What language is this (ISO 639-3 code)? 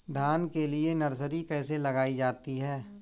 hin